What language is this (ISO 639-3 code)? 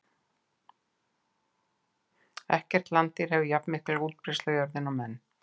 isl